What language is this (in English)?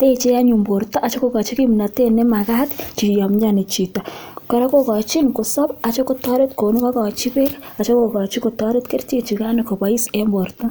Kalenjin